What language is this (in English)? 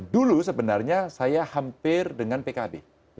Indonesian